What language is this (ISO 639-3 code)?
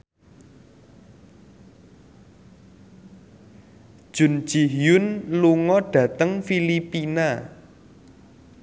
jav